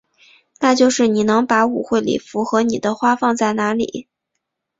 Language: Chinese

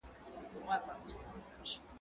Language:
Pashto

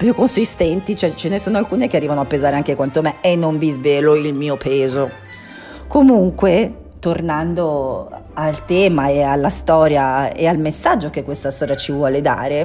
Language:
Italian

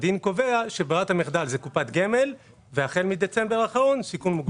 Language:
Hebrew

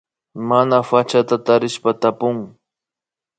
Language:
Imbabura Highland Quichua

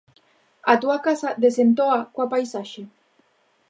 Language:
Galician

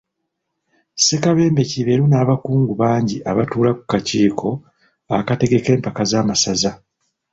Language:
Ganda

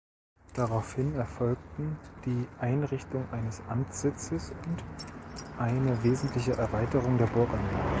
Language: German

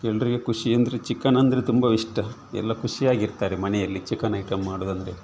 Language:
Kannada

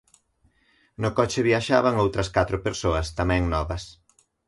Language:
Galician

